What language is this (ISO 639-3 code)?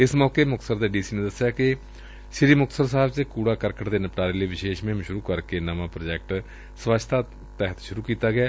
pan